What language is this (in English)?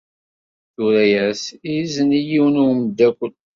Kabyle